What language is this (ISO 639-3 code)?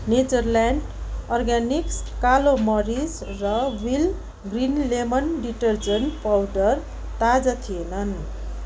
nep